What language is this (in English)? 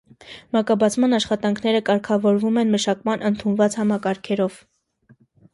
Armenian